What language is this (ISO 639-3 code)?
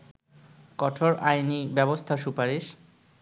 ben